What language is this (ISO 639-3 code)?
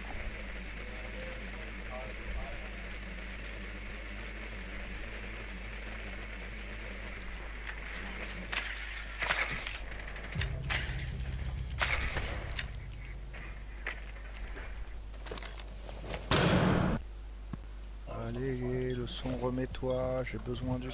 fra